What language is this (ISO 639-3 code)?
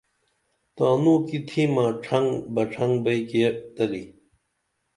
dml